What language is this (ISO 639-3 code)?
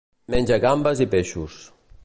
cat